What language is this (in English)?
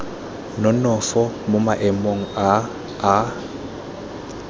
Tswana